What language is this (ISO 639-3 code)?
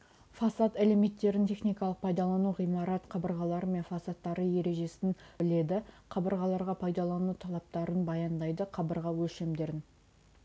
kaz